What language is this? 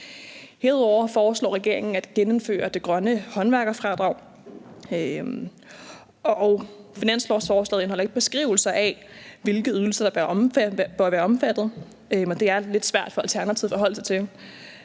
Danish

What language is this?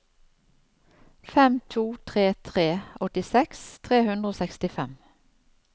Norwegian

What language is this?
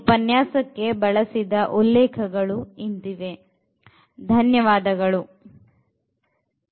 Kannada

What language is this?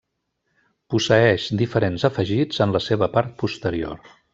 Catalan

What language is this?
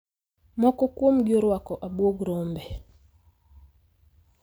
Luo (Kenya and Tanzania)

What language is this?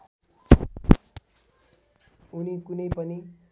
Nepali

